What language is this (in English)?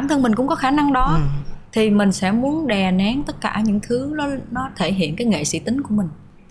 Vietnamese